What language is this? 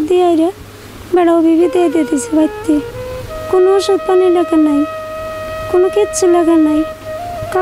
Romanian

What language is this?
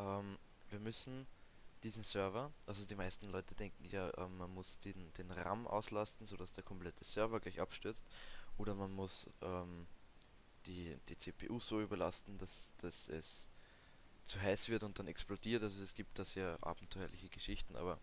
German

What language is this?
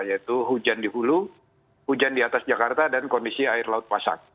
Indonesian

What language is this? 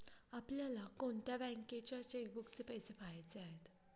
Marathi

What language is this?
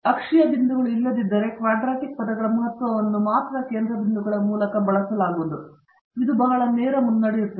Kannada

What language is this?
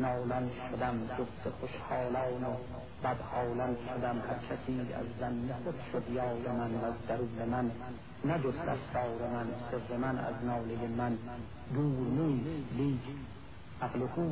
Persian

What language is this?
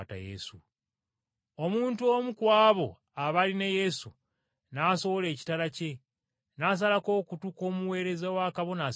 Ganda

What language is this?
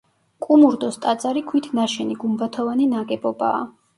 Georgian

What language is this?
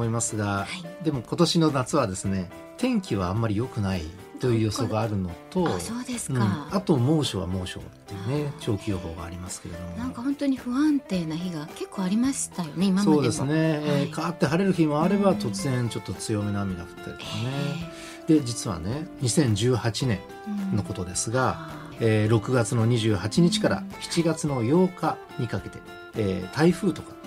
Japanese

